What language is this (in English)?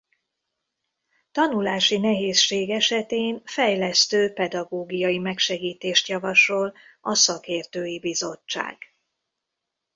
Hungarian